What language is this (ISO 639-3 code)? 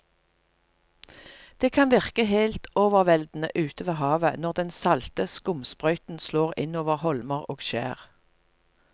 nor